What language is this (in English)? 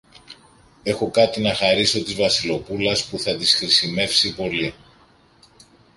Greek